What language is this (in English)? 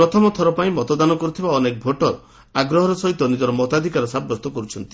Odia